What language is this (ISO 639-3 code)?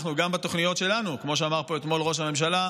heb